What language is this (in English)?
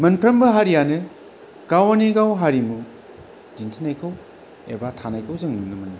Bodo